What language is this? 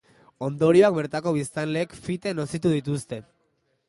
Basque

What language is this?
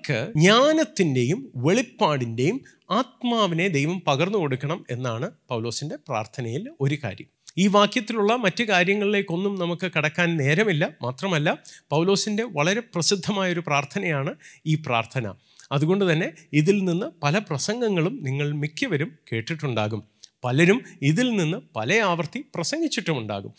Malayalam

